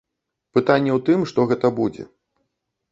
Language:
Belarusian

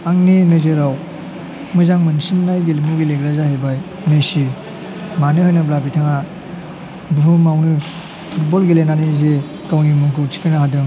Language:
Bodo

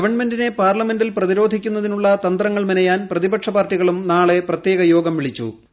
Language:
Malayalam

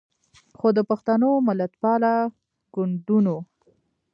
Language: Pashto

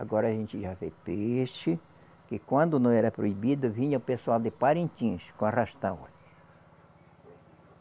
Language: Portuguese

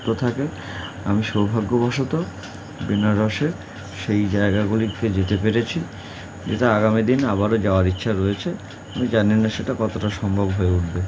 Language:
Bangla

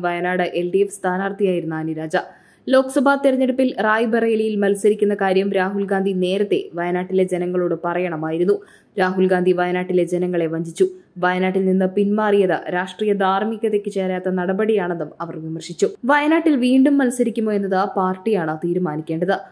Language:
Malayalam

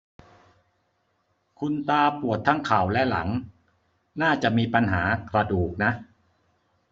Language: Thai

